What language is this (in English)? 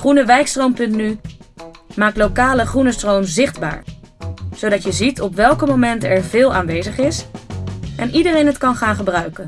Dutch